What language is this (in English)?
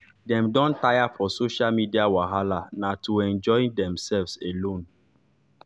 Nigerian Pidgin